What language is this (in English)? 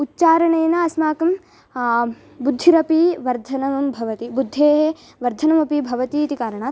Sanskrit